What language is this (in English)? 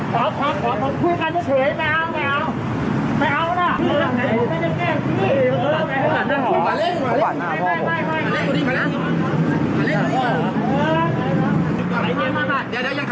Thai